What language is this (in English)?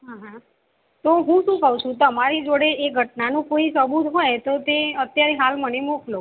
Gujarati